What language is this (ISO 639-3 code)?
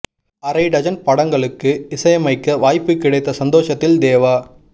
tam